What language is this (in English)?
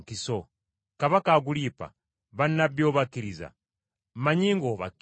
Ganda